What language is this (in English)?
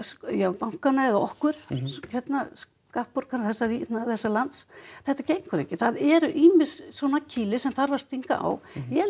Icelandic